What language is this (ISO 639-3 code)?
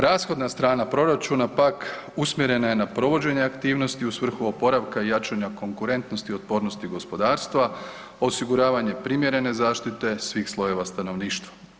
hrv